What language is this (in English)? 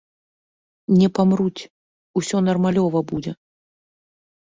Belarusian